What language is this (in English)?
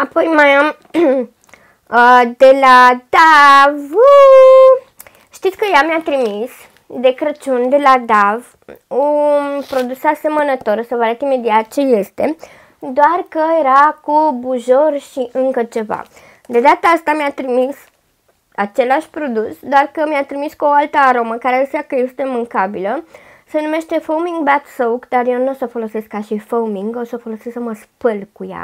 Romanian